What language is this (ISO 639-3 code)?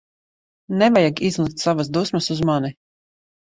lav